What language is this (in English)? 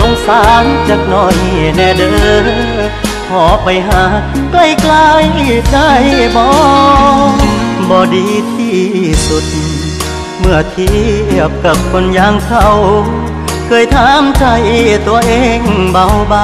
Thai